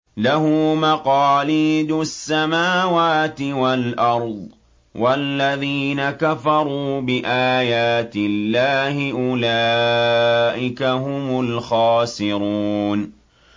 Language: Arabic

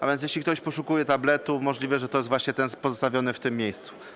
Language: Polish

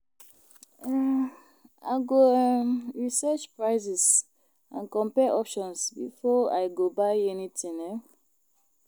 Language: Nigerian Pidgin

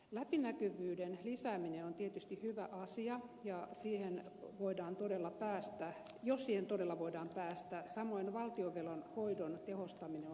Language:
Finnish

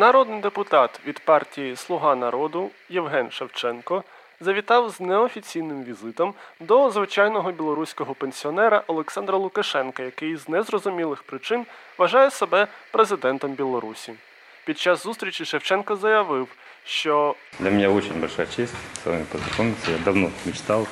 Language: Ukrainian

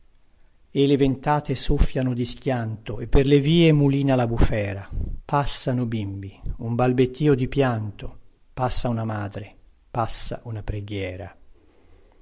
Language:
Italian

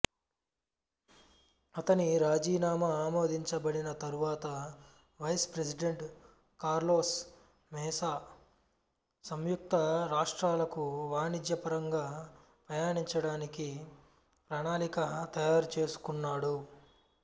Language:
Telugu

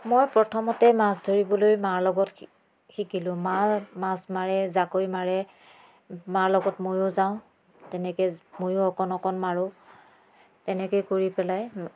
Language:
Assamese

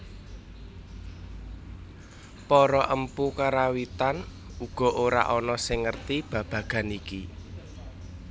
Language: Javanese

